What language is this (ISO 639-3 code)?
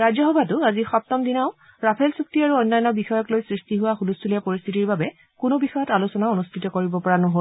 asm